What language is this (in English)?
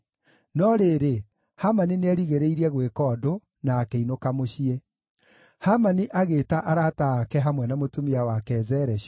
Kikuyu